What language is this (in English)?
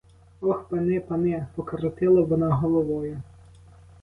Ukrainian